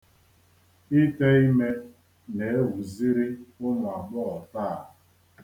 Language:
Igbo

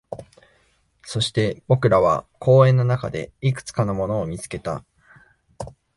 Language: Japanese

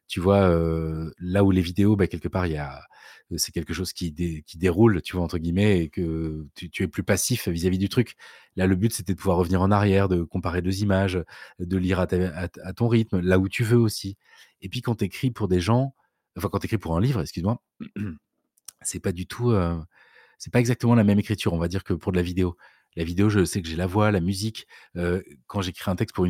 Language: French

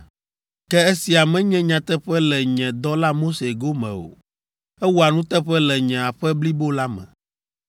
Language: Ewe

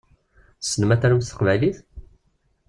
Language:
Kabyle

